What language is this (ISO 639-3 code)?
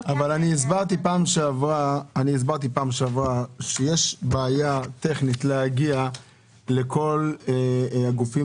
heb